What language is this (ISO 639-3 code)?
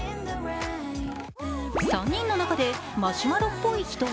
jpn